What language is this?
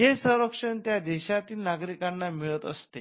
Marathi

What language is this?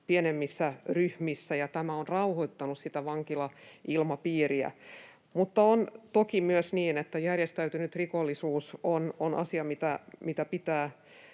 Finnish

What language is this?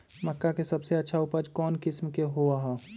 Magahi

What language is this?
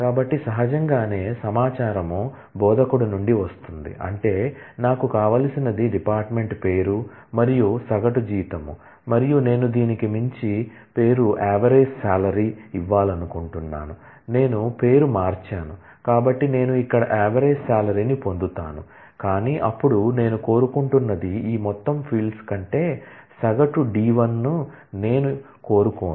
Telugu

